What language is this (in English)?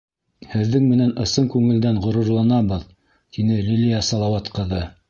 Bashkir